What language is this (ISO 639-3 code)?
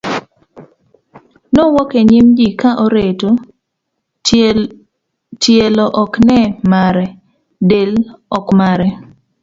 luo